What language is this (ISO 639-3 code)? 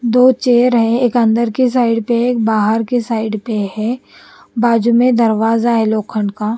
hin